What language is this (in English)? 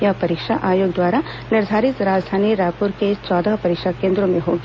Hindi